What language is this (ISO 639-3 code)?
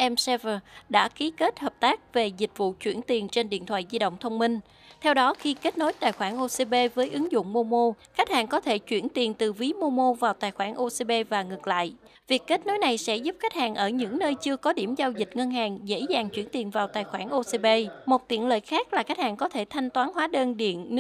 vie